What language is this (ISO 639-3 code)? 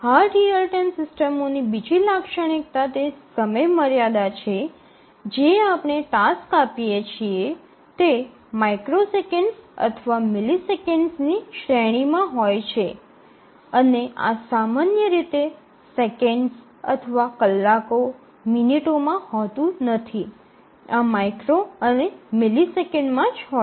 guj